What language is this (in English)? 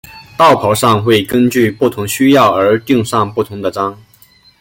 Chinese